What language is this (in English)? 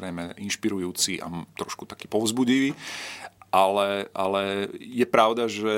Slovak